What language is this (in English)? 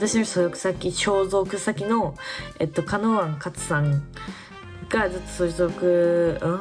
Japanese